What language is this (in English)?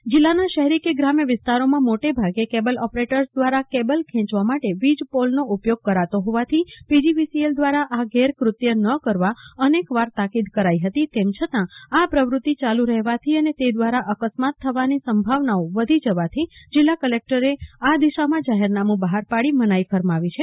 Gujarati